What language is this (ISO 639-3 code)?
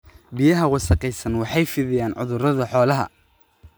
som